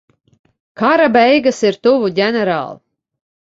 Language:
Latvian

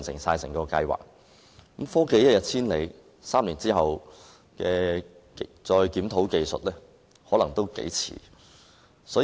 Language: Cantonese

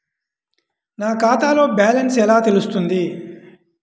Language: Telugu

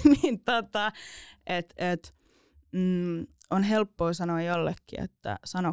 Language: Finnish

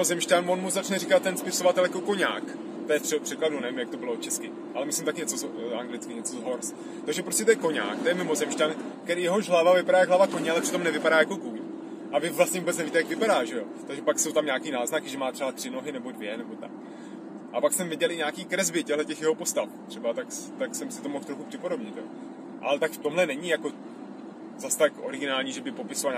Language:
Czech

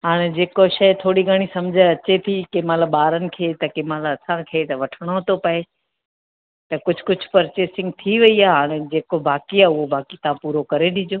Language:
Sindhi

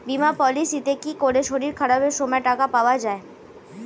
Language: Bangla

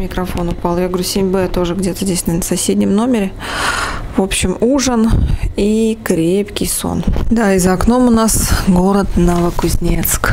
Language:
Russian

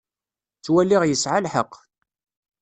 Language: Kabyle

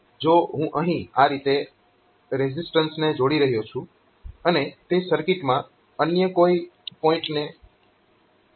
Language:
Gujarati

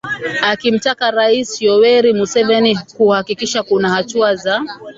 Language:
Swahili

